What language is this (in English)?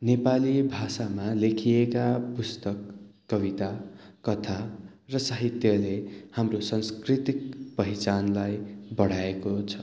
Nepali